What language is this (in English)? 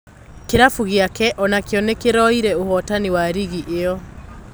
Kikuyu